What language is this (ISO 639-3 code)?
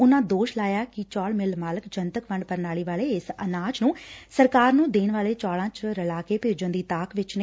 pan